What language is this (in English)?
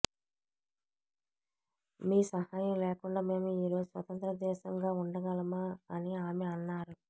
Telugu